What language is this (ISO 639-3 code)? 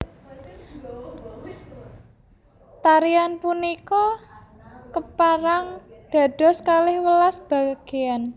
jav